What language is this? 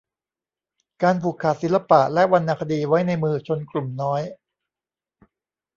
Thai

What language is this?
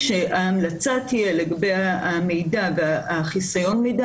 Hebrew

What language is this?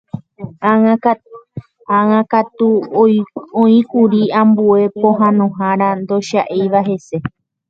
Guarani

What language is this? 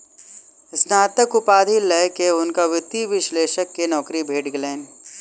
Maithili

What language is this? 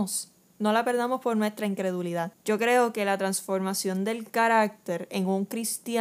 Spanish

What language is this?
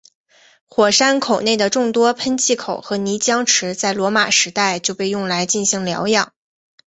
Chinese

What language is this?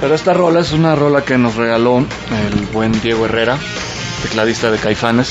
Spanish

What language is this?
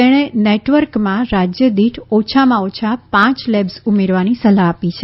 Gujarati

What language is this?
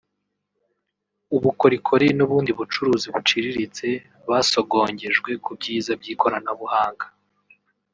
Kinyarwanda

